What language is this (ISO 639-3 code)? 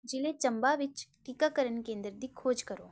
pan